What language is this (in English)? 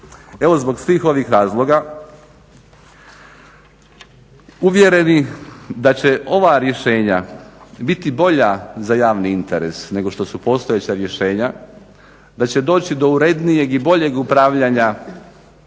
Croatian